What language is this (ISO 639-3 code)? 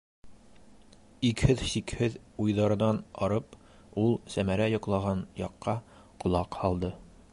bak